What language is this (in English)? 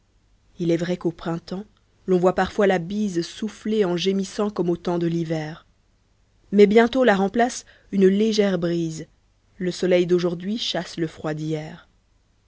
French